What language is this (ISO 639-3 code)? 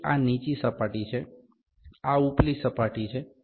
guj